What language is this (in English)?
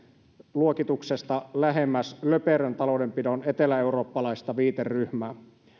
Finnish